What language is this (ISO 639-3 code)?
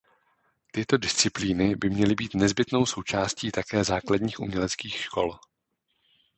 ces